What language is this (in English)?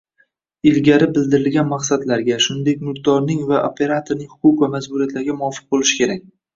Uzbek